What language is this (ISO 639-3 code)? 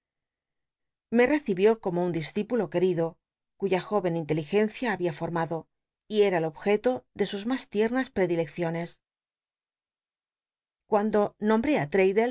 spa